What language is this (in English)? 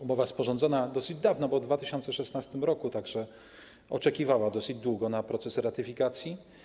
Polish